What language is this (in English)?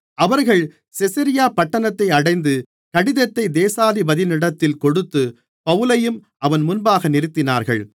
Tamil